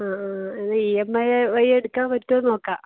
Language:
Malayalam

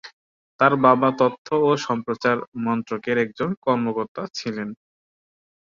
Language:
Bangla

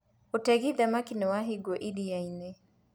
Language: Kikuyu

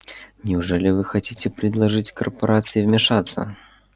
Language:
Russian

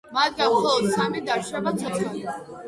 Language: Georgian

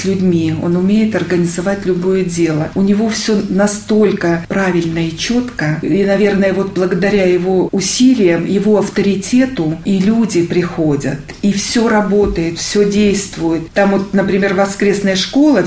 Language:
Russian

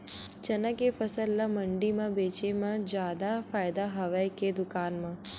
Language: Chhattisgarhi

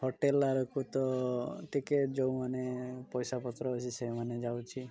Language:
Odia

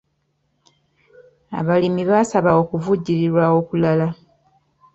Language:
Ganda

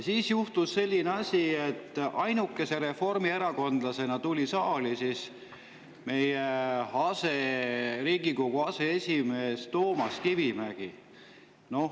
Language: Estonian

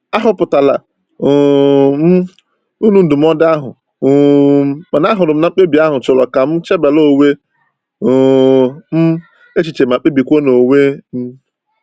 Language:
Igbo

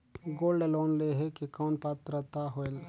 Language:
Chhattisgarhi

